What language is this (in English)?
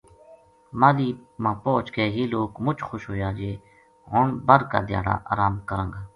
Gujari